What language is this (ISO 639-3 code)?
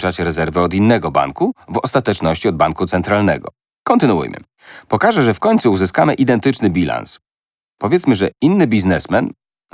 pol